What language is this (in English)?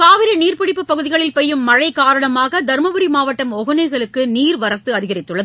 Tamil